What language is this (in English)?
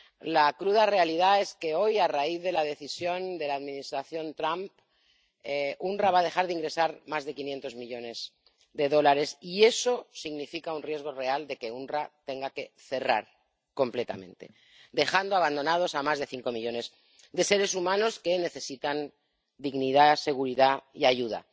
Spanish